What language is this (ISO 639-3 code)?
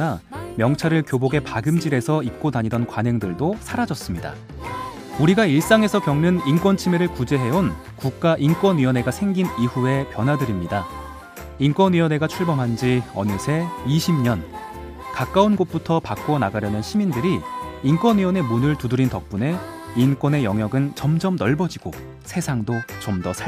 kor